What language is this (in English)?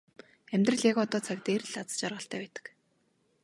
Mongolian